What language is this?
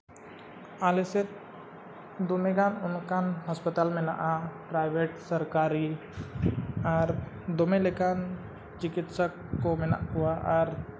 Santali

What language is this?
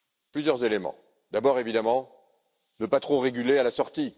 French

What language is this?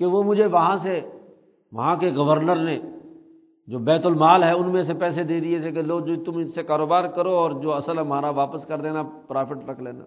Urdu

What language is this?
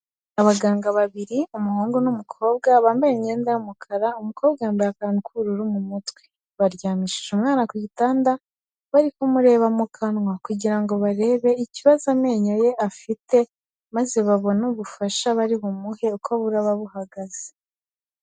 Kinyarwanda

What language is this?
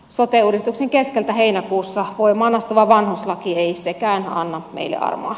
Finnish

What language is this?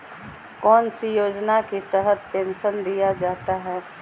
Magahi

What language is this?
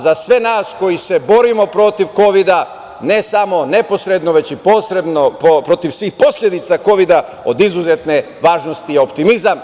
Serbian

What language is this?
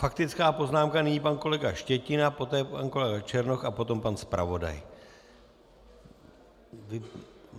Czech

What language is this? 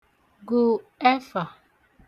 Igbo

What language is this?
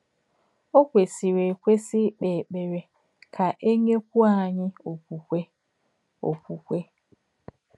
Igbo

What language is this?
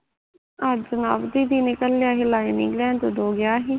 Punjabi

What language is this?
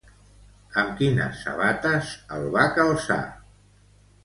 Catalan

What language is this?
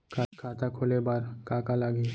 Chhattisgarhi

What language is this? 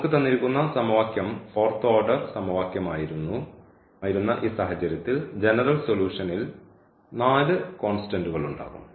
Malayalam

